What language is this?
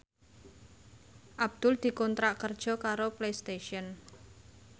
Javanese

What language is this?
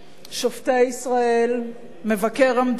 Hebrew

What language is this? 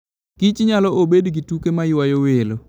Luo (Kenya and Tanzania)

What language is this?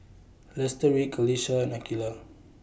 English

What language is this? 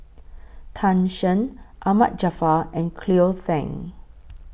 English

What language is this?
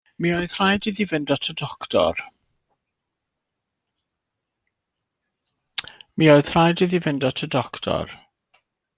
Welsh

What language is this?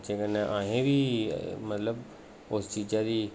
Dogri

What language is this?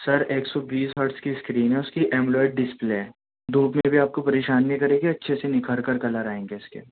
Urdu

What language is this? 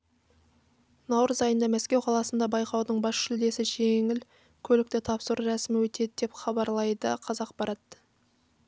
Kazakh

